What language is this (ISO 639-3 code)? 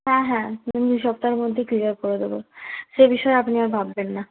ben